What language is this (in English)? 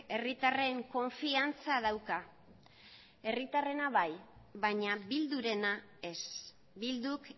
Basque